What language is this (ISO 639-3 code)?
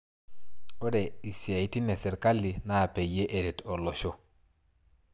mas